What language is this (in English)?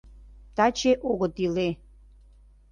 Mari